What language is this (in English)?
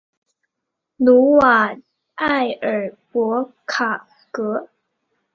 Chinese